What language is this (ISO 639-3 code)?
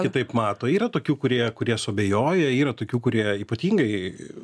lit